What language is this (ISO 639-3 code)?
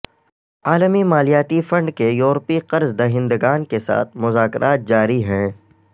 urd